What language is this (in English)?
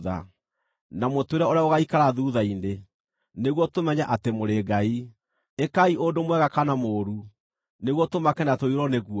Kikuyu